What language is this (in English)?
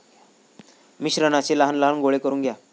Marathi